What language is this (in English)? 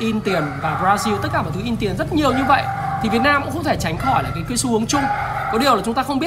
Vietnamese